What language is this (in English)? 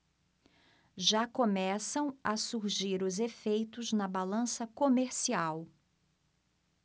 Portuguese